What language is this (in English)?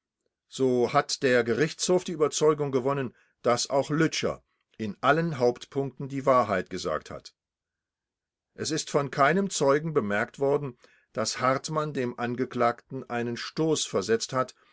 German